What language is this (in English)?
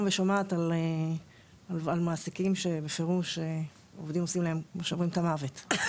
Hebrew